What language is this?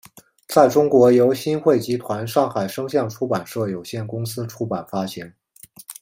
Chinese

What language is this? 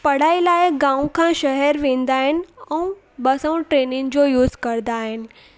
Sindhi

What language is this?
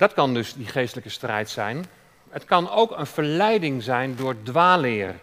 Dutch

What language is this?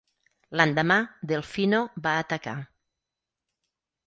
Catalan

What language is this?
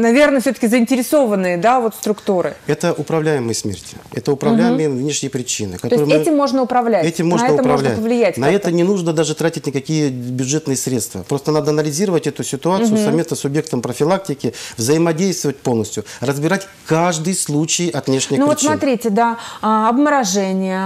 Russian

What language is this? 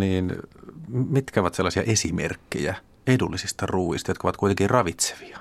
Finnish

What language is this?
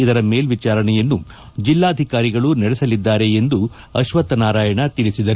Kannada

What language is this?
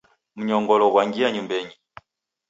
Taita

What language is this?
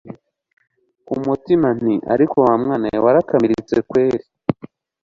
Kinyarwanda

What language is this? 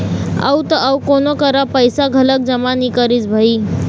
Chhattisgarhi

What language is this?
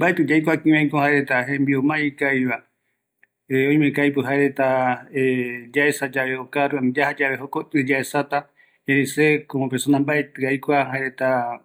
Eastern Bolivian Guaraní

